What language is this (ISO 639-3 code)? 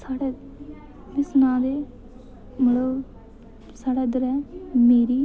doi